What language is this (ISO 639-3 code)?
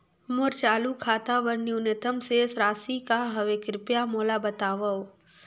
hne